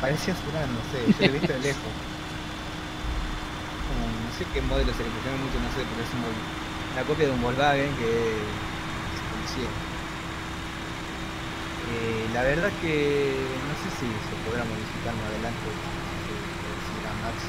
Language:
Spanish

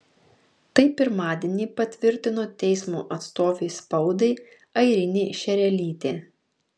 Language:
Lithuanian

